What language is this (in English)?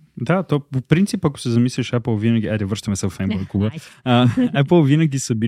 Bulgarian